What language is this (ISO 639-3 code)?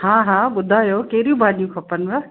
snd